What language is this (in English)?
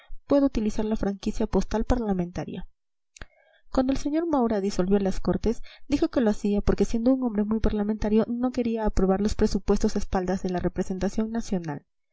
Spanish